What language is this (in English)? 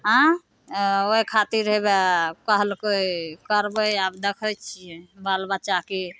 Maithili